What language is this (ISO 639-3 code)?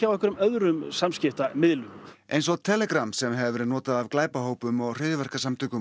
isl